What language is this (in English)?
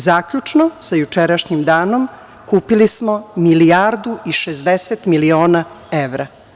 Serbian